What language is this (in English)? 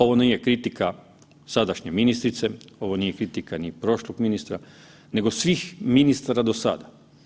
Croatian